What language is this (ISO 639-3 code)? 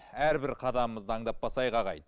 kaz